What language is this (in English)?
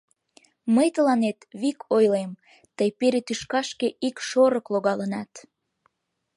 Mari